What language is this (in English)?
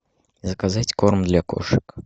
Russian